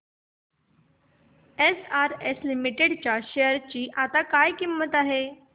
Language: Marathi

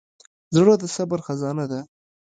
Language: Pashto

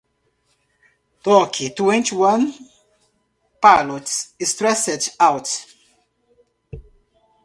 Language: Portuguese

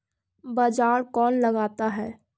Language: Magahi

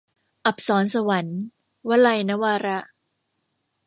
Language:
Thai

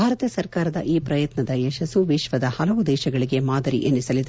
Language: Kannada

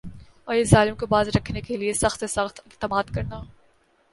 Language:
Urdu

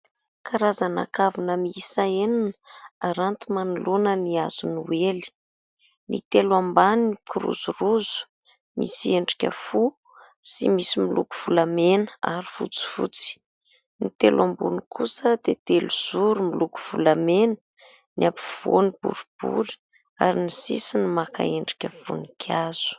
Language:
Malagasy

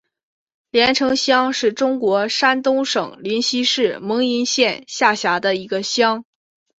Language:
Chinese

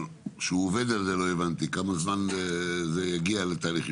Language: Hebrew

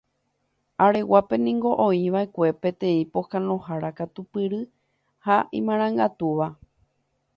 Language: Guarani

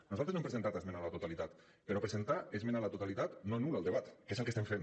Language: Catalan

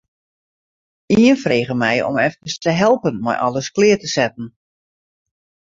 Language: Western Frisian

